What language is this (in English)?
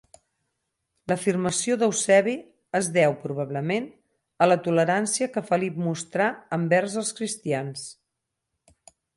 Catalan